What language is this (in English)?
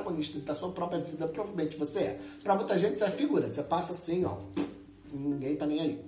Portuguese